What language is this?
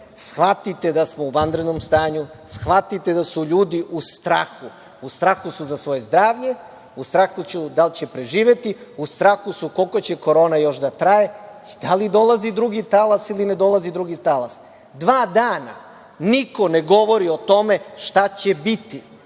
Serbian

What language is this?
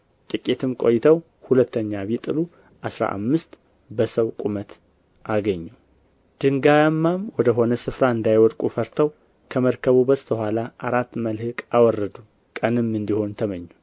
Amharic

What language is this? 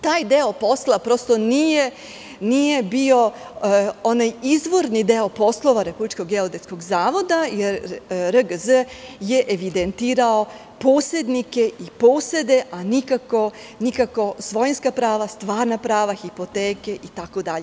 Serbian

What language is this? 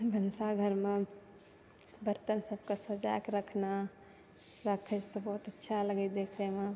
Maithili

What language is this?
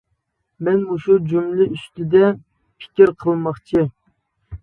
Uyghur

